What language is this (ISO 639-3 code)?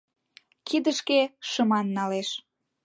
chm